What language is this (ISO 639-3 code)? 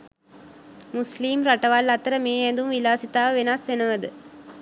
sin